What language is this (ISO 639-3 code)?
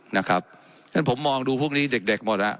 tha